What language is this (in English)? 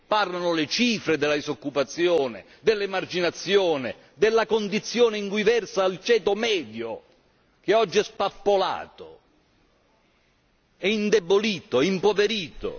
Italian